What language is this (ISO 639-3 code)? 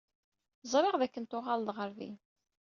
kab